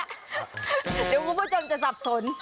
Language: Thai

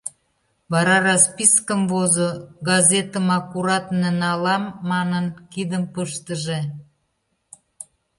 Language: Mari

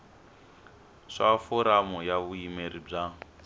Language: Tsonga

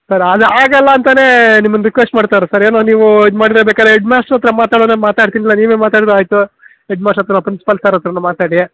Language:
Kannada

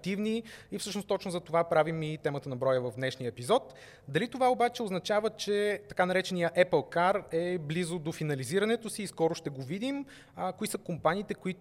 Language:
Bulgarian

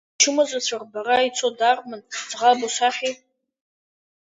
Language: Abkhazian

